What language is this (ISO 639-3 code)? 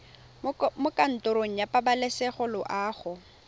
tsn